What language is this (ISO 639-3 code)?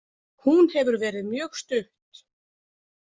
isl